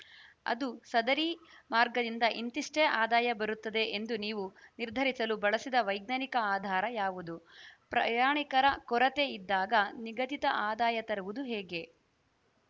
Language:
Kannada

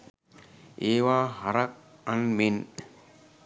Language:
Sinhala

